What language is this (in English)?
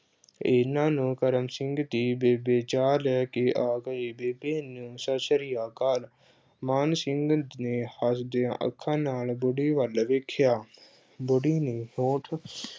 Punjabi